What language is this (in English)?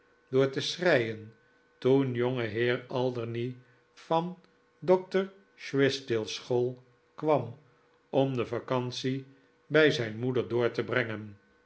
Dutch